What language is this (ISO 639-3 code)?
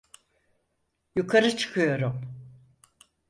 tur